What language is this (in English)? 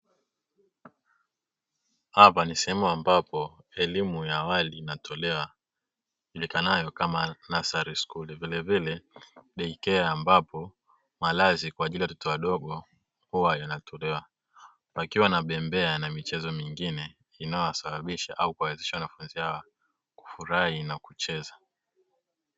Swahili